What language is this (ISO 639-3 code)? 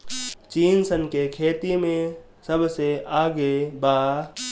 bho